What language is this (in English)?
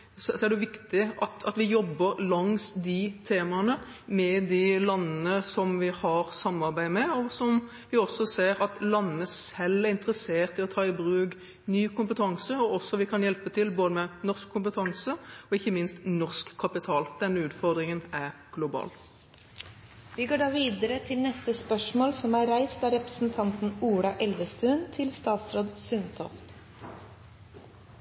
Norwegian Bokmål